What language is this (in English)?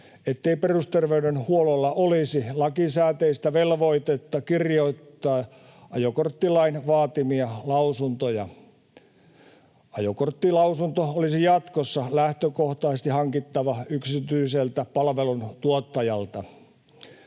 Finnish